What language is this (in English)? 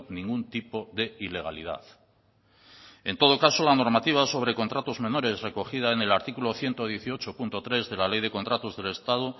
Spanish